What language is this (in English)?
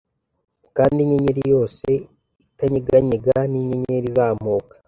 Kinyarwanda